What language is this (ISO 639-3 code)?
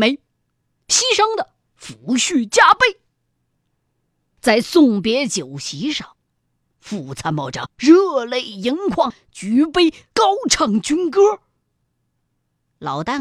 zho